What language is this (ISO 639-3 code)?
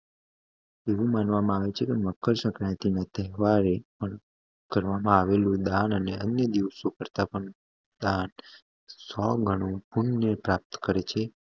guj